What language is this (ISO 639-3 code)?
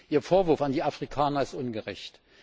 deu